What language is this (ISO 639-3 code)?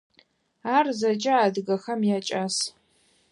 ady